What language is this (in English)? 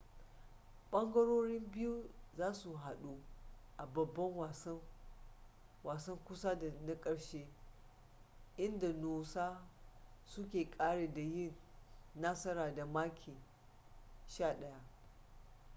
Hausa